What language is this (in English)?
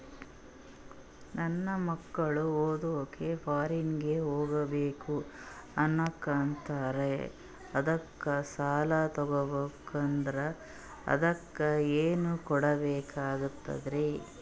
Kannada